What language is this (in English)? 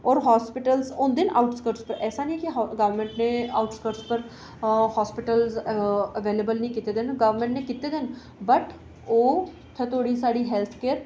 Dogri